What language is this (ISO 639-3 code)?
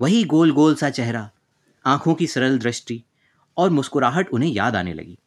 hin